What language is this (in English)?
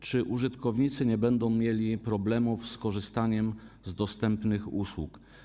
Polish